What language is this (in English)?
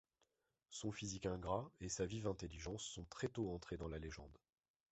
French